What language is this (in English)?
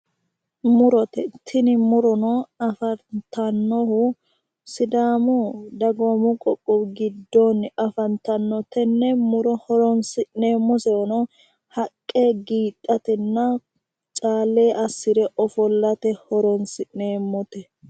Sidamo